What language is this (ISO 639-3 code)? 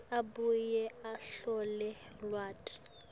ssw